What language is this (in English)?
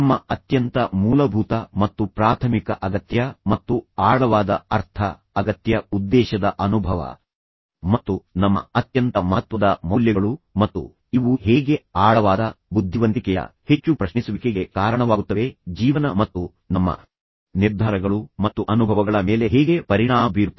Kannada